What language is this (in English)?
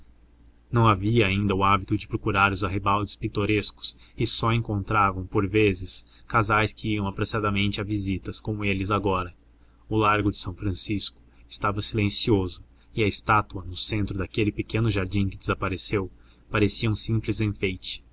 Portuguese